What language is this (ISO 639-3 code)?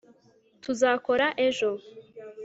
kin